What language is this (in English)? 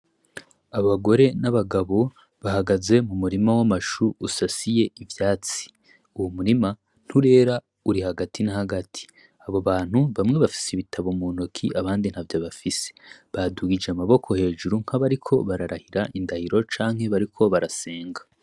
Rundi